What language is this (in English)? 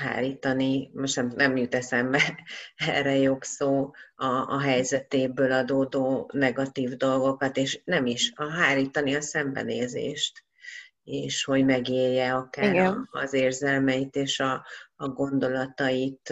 Hungarian